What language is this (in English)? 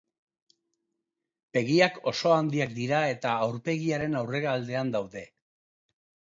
Basque